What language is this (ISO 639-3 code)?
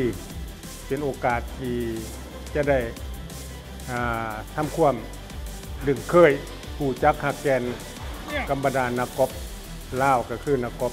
tha